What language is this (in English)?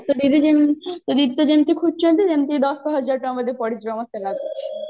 Odia